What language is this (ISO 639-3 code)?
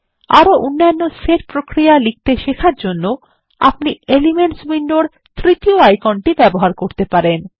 ben